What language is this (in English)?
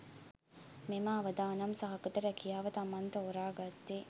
Sinhala